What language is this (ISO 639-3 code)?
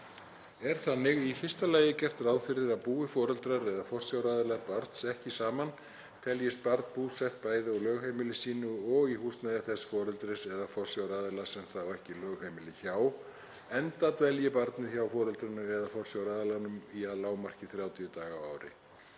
isl